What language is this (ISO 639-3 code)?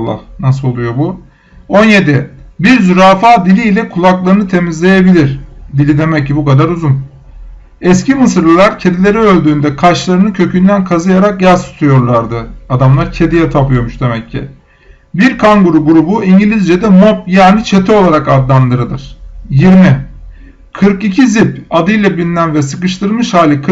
tur